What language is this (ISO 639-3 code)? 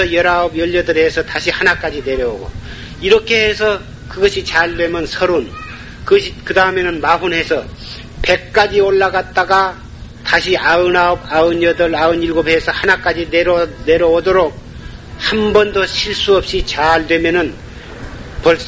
kor